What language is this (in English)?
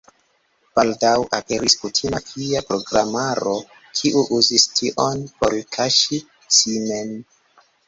Esperanto